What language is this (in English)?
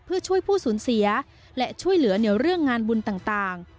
Thai